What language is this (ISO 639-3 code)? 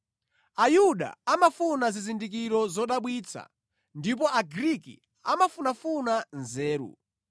nya